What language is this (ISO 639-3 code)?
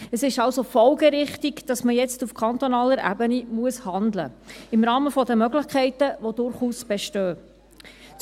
gsw